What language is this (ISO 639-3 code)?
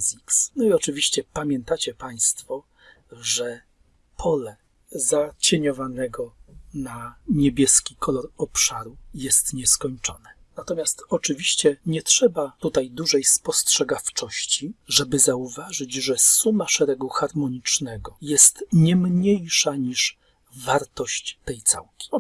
pol